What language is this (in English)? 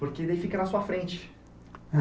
Portuguese